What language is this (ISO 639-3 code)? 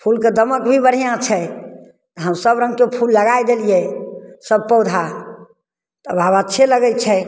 mai